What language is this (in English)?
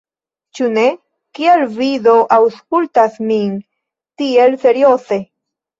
Esperanto